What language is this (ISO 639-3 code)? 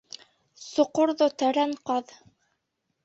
bak